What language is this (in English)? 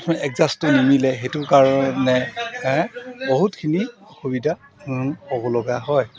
Assamese